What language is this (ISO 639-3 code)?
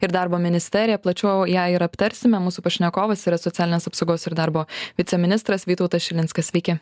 lit